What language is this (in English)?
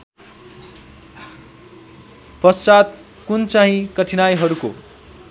Nepali